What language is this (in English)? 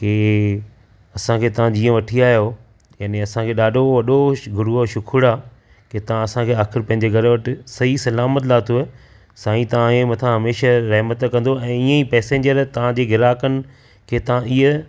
Sindhi